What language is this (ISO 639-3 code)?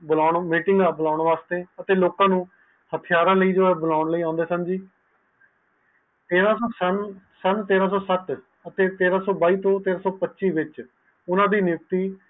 pan